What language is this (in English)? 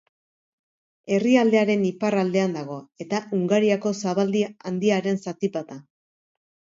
Basque